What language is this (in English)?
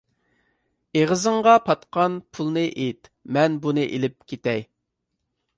Uyghur